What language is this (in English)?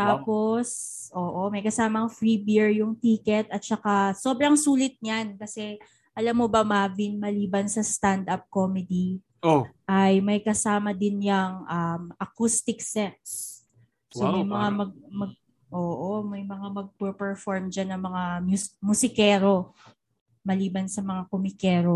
Filipino